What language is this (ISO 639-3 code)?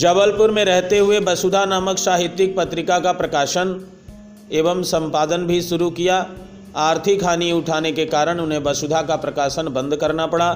hin